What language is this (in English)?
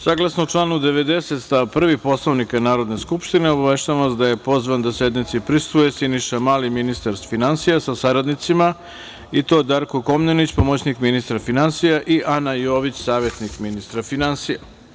Serbian